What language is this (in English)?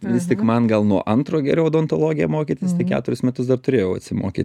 Lithuanian